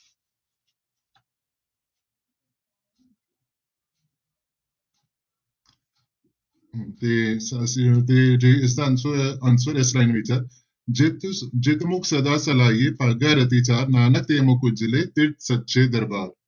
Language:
Punjabi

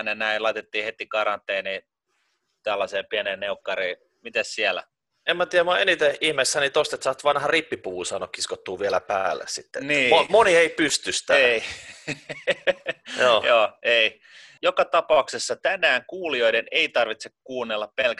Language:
Finnish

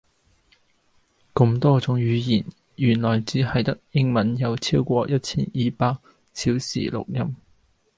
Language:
Cantonese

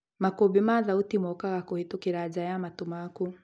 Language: Kikuyu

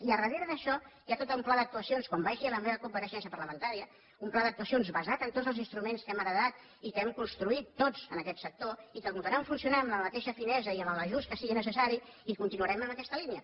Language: Catalan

